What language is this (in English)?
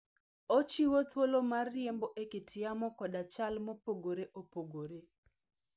Luo (Kenya and Tanzania)